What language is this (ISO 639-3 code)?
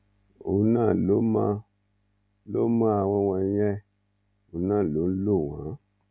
yor